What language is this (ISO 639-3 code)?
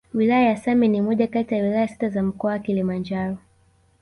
swa